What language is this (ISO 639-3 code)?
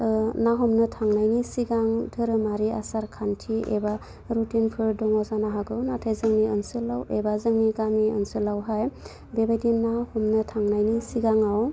brx